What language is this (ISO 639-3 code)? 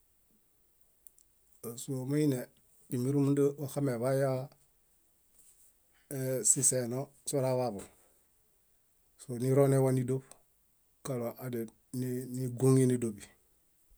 bda